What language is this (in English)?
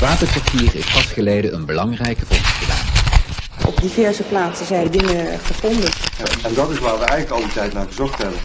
Dutch